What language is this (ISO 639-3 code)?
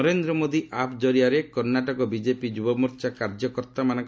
ori